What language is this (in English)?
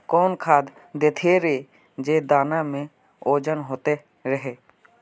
Magahi